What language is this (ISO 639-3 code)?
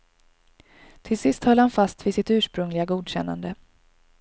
swe